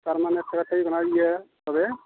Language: Santali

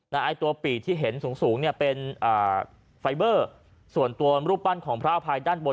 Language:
Thai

